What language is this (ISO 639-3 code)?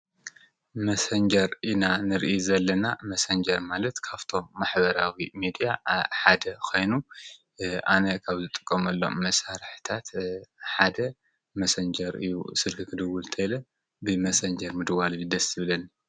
tir